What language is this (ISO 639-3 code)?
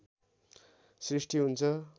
nep